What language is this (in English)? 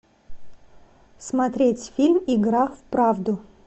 Russian